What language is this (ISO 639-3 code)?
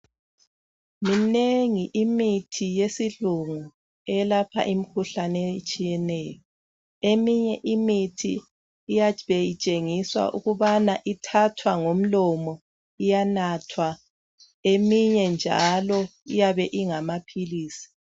nde